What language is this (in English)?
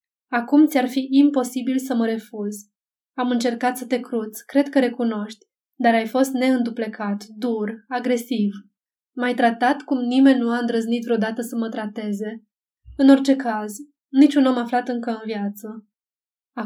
Romanian